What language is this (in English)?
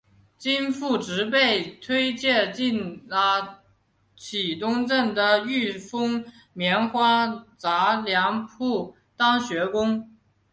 Chinese